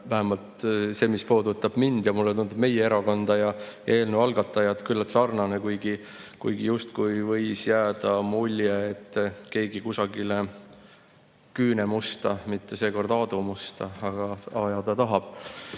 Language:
Estonian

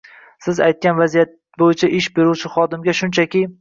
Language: Uzbek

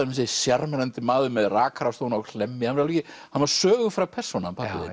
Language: Icelandic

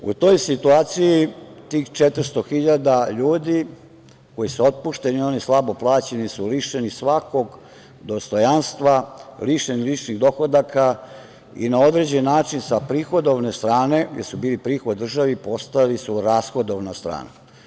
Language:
Serbian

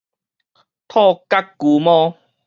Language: Min Nan Chinese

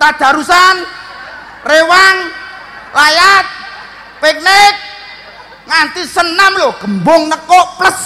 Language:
Indonesian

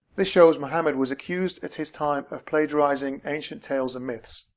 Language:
English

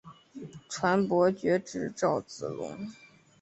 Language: Chinese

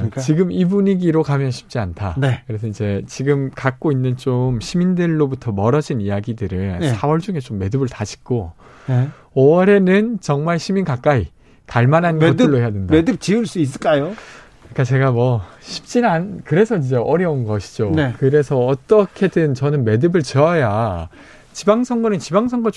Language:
Korean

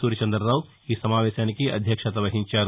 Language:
Telugu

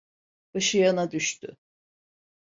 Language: Turkish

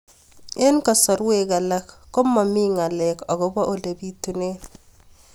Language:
Kalenjin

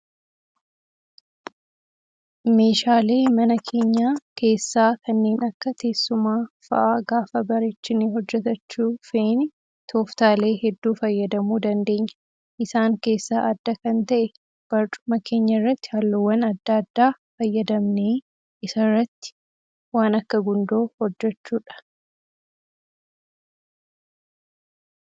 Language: Oromo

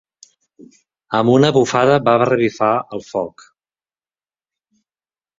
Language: Catalan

